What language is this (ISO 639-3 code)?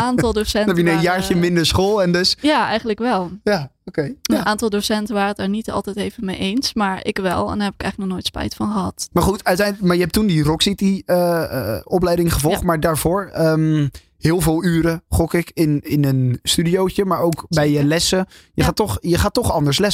nld